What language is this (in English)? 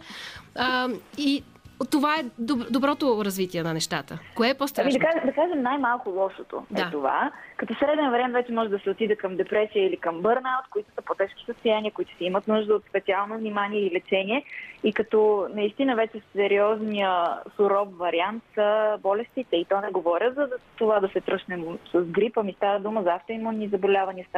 Bulgarian